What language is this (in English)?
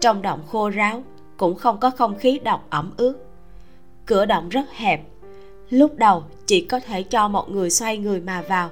Vietnamese